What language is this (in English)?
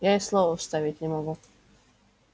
Russian